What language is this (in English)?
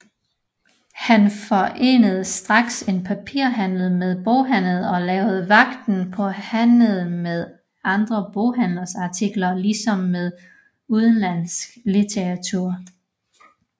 Danish